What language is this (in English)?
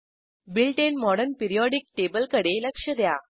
Marathi